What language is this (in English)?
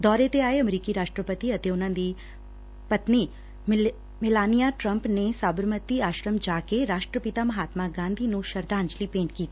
Punjabi